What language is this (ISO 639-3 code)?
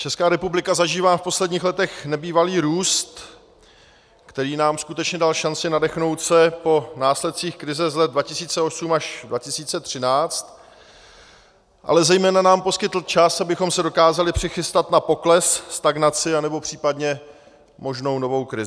ces